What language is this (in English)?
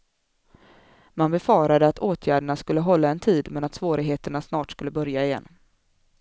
Swedish